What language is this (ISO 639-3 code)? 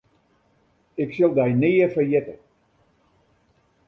fry